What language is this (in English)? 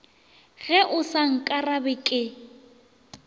Northern Sotho